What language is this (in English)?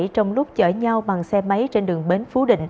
Vietnamese